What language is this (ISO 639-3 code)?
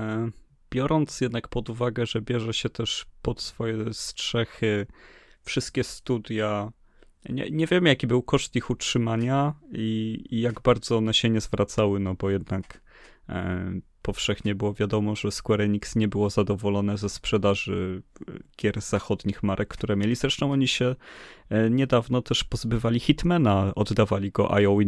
pol